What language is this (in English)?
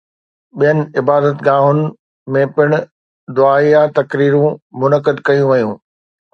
Sindhi